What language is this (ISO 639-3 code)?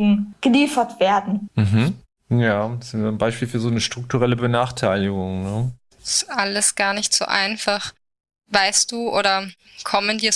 deu